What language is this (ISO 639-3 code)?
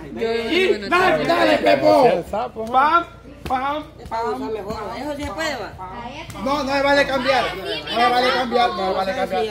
spa